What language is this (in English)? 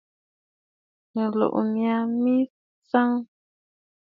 Bafut